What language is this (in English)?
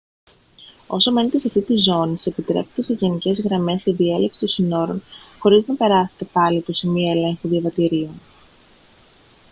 Greek